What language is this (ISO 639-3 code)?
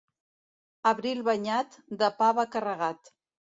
cat